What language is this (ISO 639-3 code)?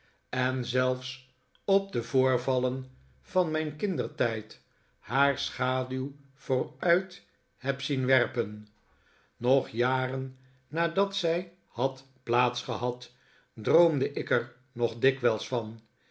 nld